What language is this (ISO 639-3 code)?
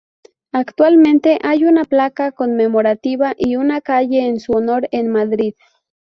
spa